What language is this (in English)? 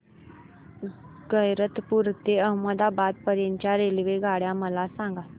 Marathi